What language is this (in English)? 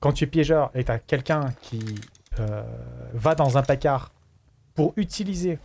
French